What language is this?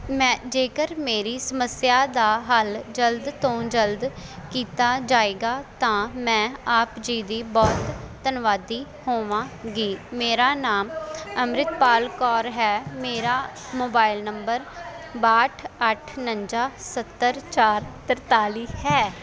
Punjabi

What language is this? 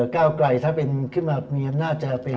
Thai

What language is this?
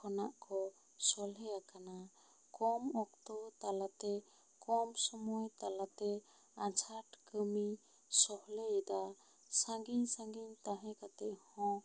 Santali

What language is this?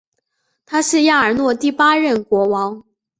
Chinese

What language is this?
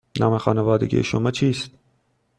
Persian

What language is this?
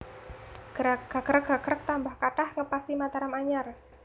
Javanese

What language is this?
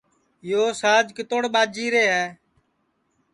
Sansi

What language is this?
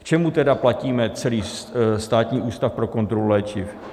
Czech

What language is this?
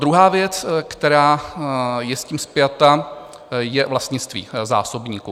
Czech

